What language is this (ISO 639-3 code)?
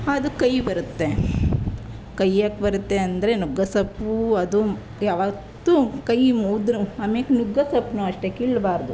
kan